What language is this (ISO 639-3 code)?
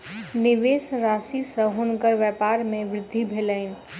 mai